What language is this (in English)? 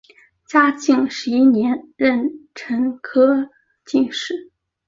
Chinese